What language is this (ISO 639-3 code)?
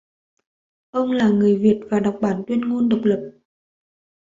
vie